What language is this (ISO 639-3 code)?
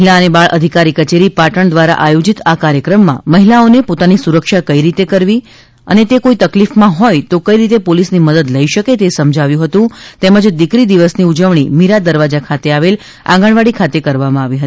guj